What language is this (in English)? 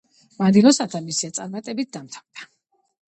Georgian